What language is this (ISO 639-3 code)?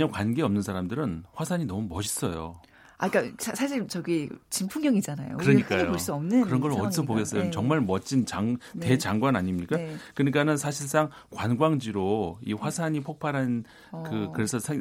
kor